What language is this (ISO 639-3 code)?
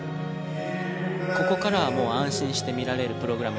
jpn